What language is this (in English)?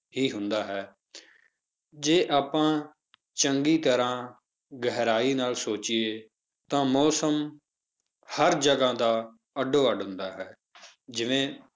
Punjabi